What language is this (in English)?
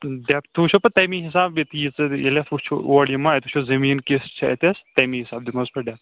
Kashmiri